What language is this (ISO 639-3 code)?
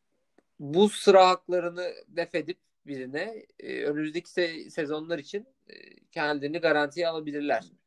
tur